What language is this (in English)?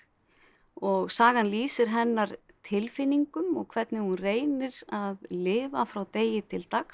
Icelandic